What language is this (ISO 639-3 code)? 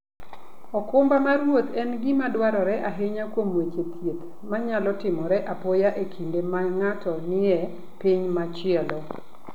luo